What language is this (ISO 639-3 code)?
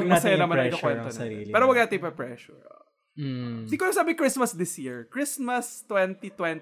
fil